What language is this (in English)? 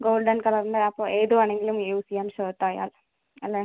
Malayalam